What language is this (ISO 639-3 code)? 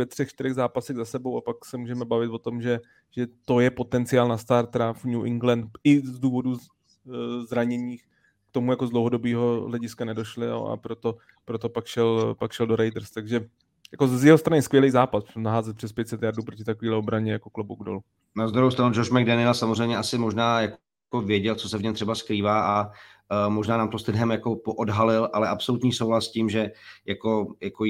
ces